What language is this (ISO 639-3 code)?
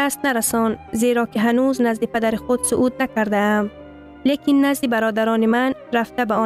fas